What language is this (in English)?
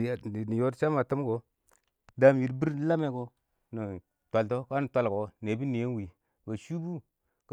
Awak